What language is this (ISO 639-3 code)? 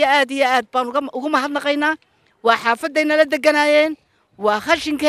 ara